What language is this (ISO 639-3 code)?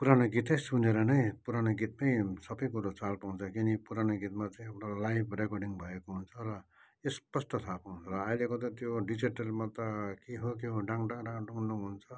nep